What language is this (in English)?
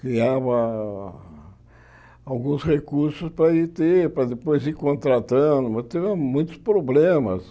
Portuguese